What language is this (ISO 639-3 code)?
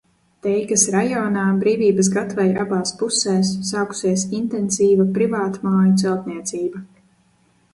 lav